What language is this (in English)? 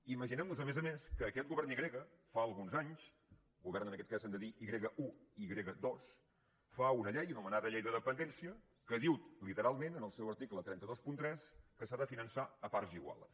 Catalan